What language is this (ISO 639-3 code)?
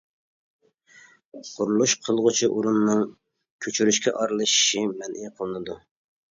uig